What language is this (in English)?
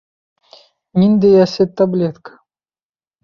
Bashkir